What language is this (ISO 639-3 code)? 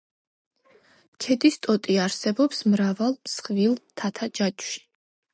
kat